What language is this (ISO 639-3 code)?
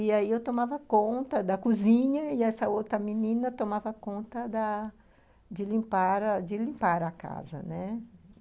por